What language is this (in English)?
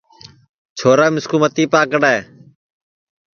Sansi